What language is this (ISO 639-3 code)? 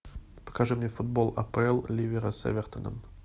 rus